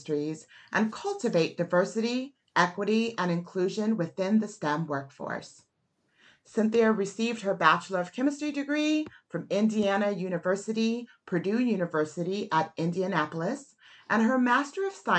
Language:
English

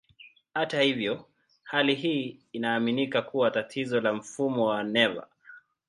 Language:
Swahili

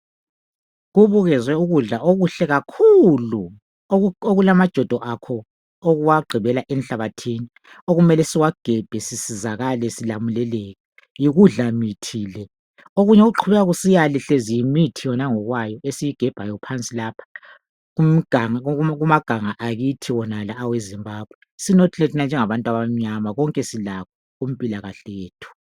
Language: North Ndebele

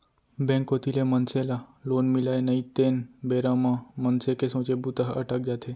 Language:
Chhattisgarhi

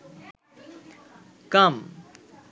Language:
Bangla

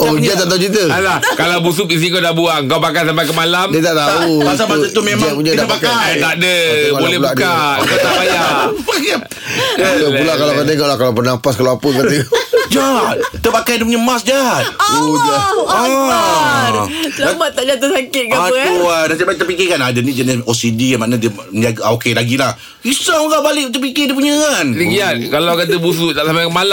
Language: Malay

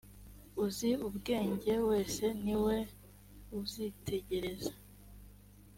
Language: Kinyarwanda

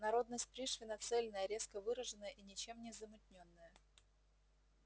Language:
Russian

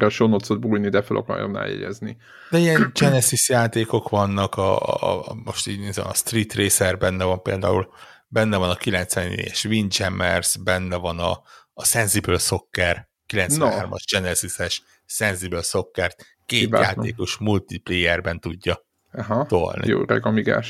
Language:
Hungarian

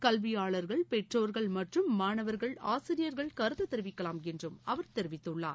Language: Tamil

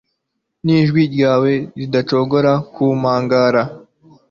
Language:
Kinyarwanda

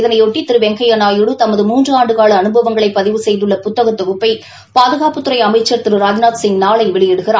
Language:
Tamil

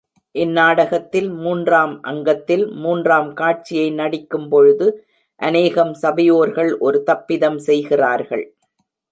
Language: Tamil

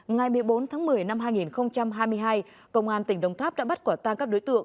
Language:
Vietnamese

